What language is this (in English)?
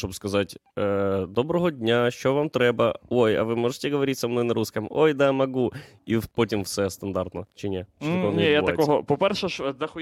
Ukrainian